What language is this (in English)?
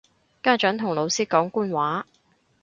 Cantonese